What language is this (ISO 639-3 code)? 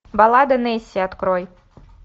rus